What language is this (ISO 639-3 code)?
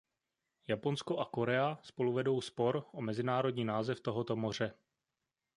ces